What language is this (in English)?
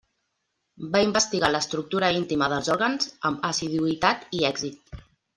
Catalan